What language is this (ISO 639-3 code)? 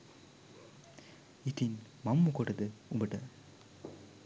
sin